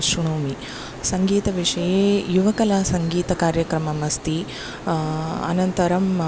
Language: Sanskrit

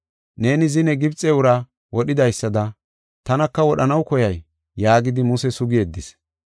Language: Gofa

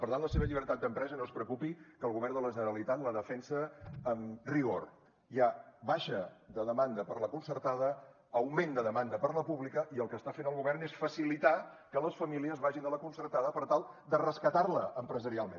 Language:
Catalan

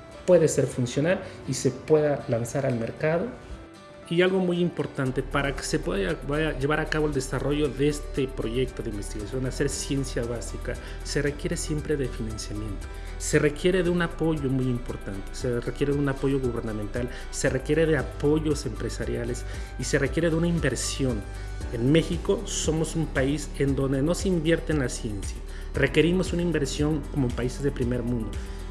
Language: Spanish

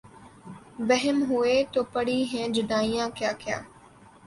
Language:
Urdu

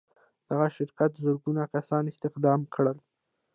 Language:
Pashto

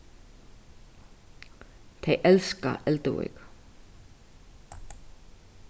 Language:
Faroese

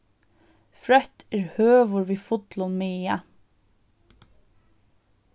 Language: Faroese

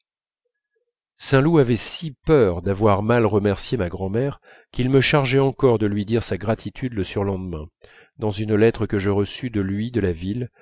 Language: French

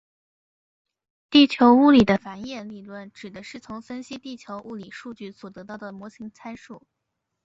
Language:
Chinese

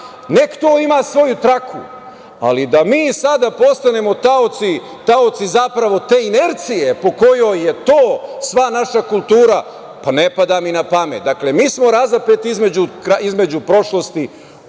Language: Serbian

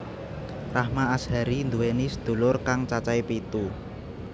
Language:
Javanese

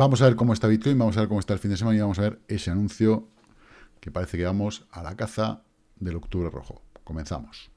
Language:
Spanish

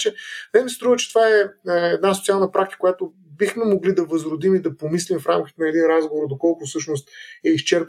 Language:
Bulgarian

